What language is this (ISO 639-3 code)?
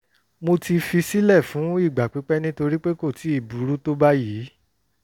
yor